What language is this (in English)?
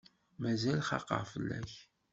Kabyle